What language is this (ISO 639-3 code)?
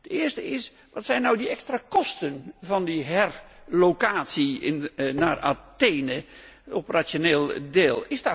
nld